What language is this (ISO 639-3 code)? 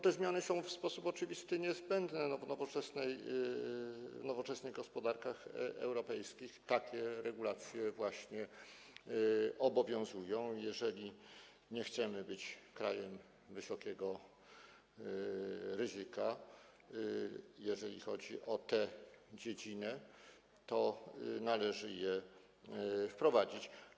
pol